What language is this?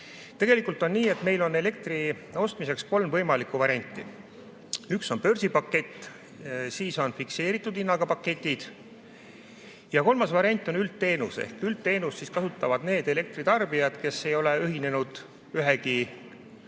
Estonian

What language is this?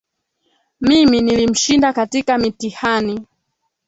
Swahili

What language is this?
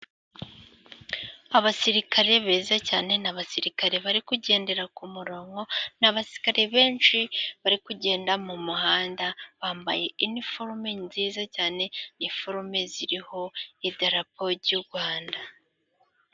Kinyarwanda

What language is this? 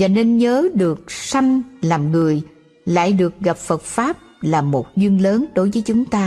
Vietnamese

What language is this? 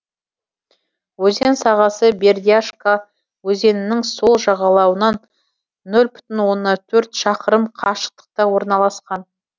Kazakh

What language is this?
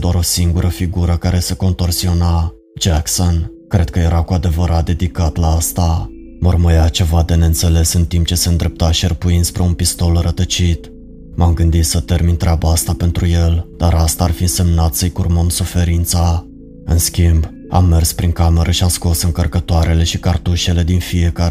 Romanian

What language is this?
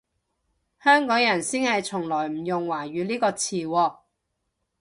Cantonese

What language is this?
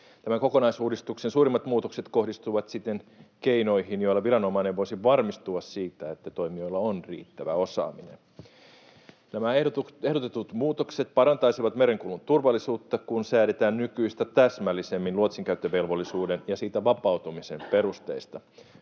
Finnish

